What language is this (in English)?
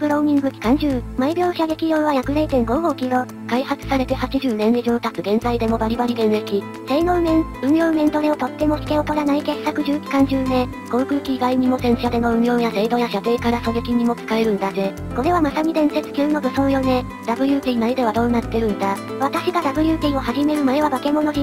Japanese